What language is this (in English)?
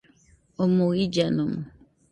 Nüpode Huitoto